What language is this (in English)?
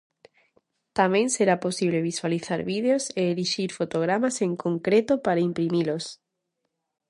Galician